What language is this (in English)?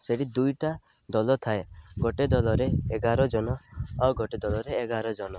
Odia